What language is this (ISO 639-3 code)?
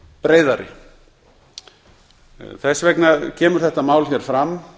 isl